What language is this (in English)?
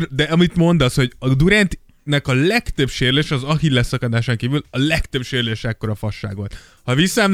Hungarian